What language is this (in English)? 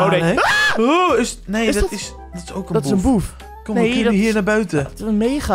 Dutch